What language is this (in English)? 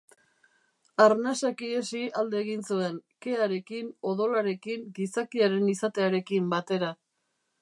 Basque